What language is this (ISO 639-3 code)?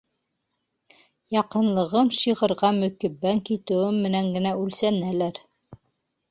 bak